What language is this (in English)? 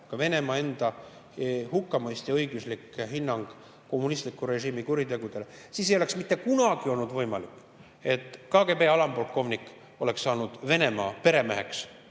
Estonian